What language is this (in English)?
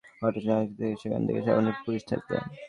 Bangla